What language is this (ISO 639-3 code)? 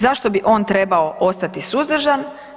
hrv